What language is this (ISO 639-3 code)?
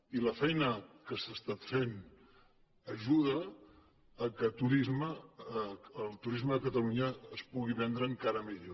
cat